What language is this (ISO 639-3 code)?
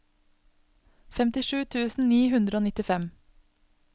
nor